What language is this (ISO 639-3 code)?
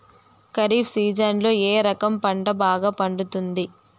tel